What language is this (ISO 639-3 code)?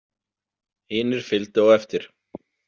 isl